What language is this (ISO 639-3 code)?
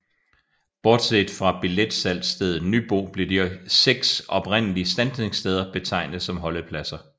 dan